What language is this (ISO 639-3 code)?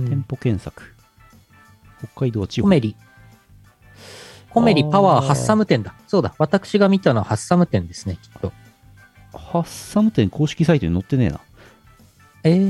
jpn